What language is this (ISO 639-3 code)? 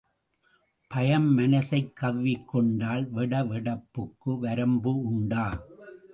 tam